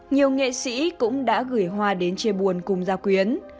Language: Vietnamese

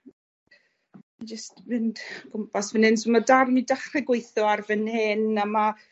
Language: Welsh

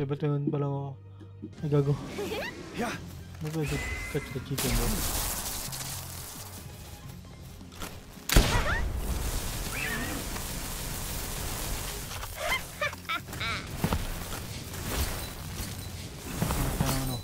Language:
Filipino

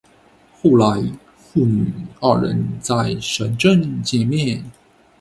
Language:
Chinese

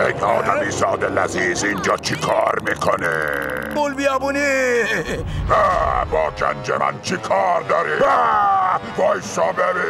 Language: Persian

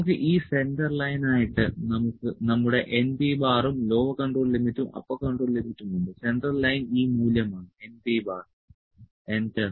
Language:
Malayalam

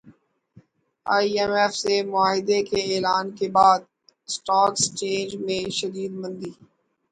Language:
Urdu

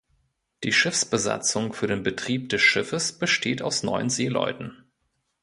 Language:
German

